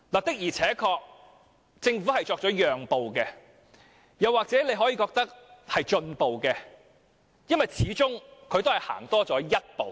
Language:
Cantonese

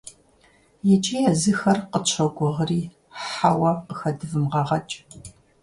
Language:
Kabardian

